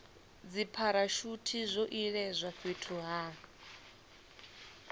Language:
Venda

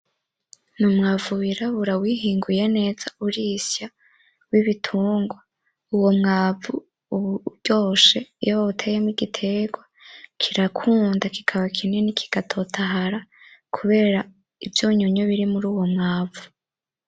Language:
Rundi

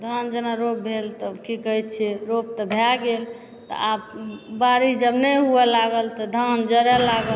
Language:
Maithili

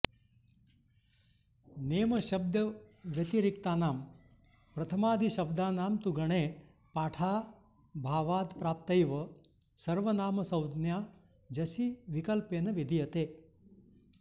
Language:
Sanskrit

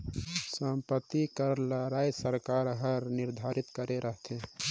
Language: Chhattisgarhi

